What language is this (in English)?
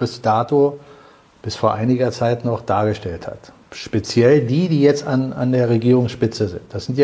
German